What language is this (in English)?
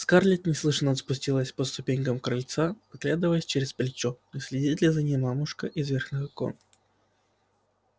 Russian